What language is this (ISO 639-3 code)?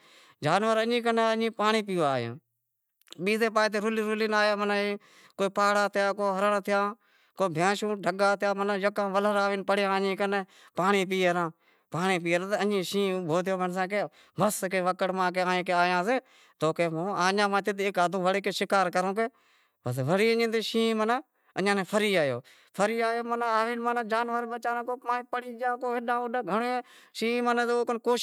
kxp